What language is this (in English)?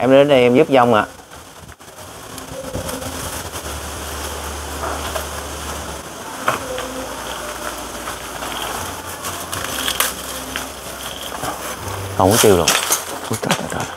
Vietnamese